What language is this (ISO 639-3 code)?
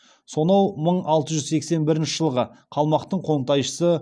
kaz